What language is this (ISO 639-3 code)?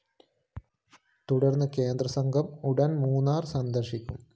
mal